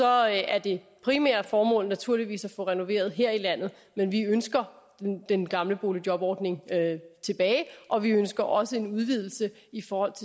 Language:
Danish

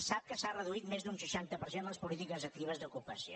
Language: Catalan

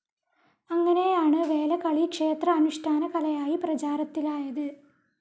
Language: Malayalam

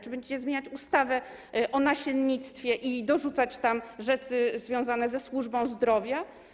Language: Polish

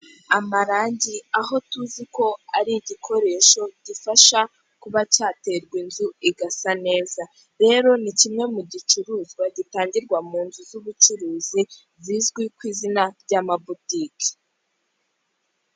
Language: Kinyarwanda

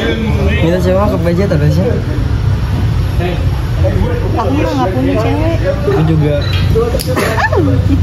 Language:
Indonesian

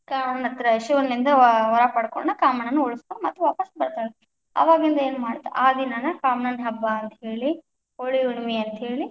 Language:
Kannada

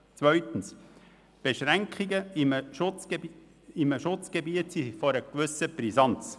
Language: Swiss German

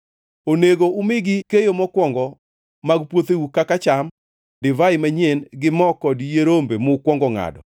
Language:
Luo (Kenya and Tanzania)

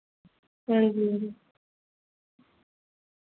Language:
Dogri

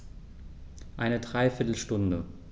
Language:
German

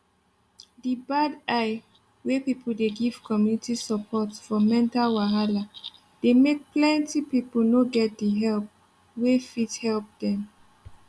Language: Nigerian Pidgin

